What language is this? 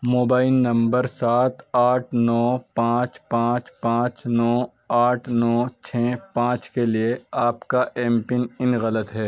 Urdu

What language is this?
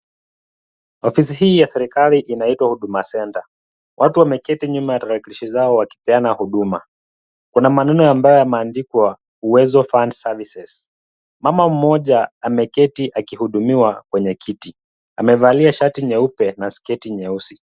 Swahili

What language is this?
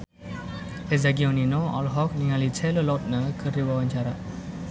Sundanese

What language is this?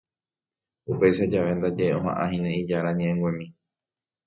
Guarani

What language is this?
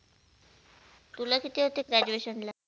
Marathi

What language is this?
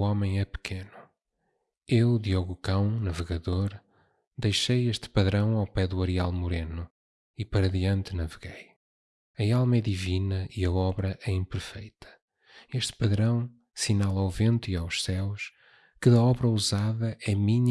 Portuguese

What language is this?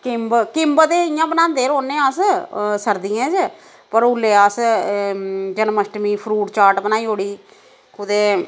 Dogri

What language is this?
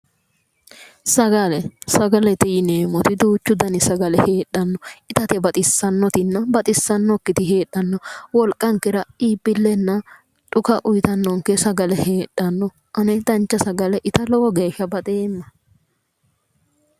Sidamo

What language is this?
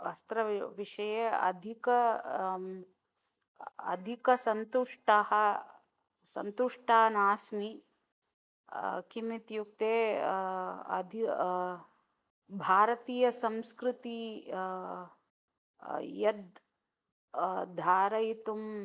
Sanskrit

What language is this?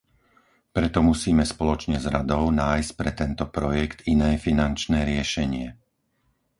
Slovak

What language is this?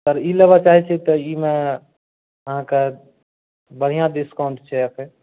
Maithili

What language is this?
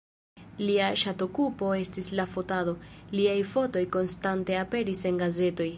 Esperanto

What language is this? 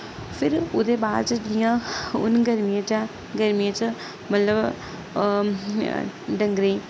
Dogri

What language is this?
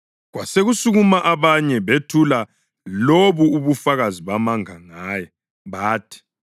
North Ndebele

